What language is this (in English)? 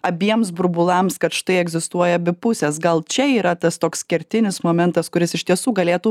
Lithuanian